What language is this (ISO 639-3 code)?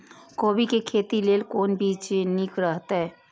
mai